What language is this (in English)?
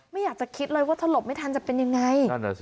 Thai